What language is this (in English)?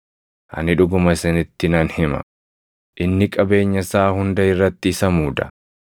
Oromo